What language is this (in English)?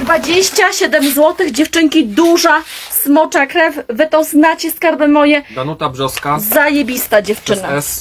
Polish